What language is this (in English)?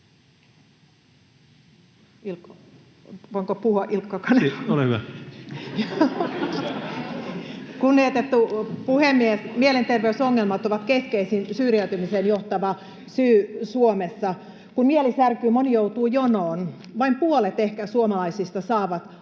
Finnish